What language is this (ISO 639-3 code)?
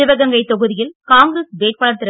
tam